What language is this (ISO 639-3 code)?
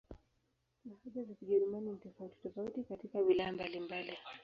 swa